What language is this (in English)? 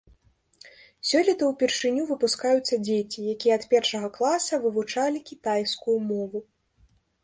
Belarusian